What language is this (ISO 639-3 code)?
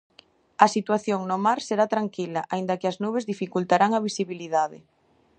glg